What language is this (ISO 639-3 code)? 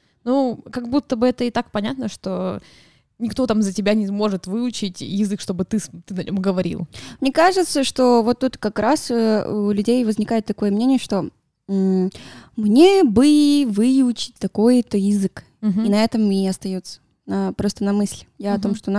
rus